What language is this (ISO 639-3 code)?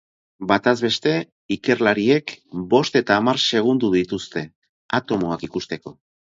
eus